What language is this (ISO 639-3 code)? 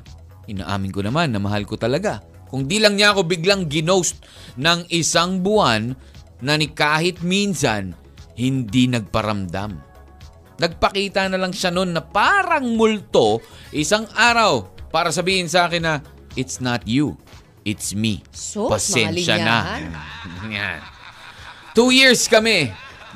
fil